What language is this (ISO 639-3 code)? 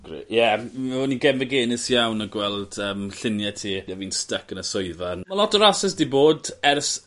cym